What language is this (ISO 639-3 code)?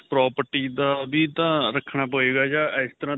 pan